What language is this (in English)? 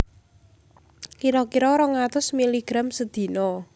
Javanese